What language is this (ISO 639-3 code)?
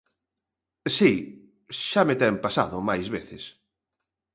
glg